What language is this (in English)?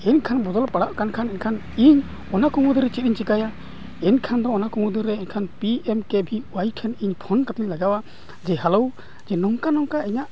Santali